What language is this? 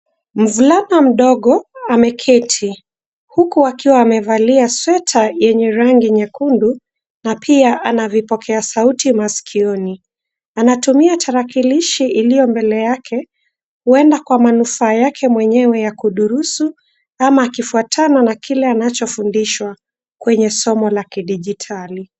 Swahili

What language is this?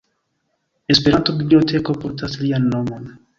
Esperanto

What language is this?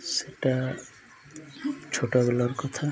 Odia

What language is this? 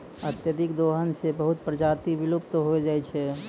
Maithili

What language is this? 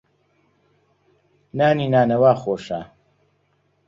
Central Kurdish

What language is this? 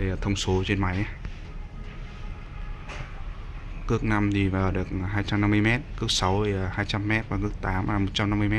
Vietnamese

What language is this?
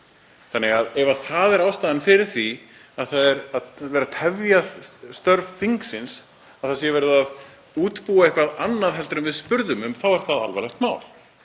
Icelandic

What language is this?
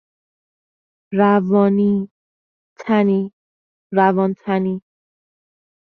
Persian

